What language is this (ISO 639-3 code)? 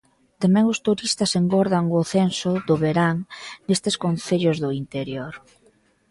glg